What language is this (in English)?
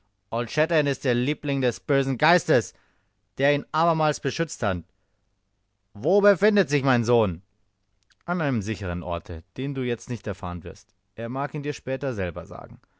German